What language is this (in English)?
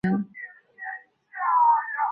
Chinese